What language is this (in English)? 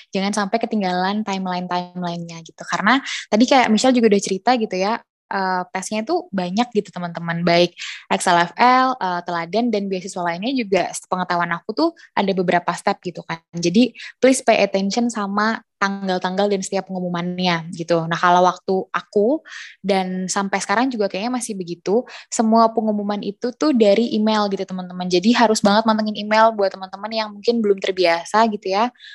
Indonesian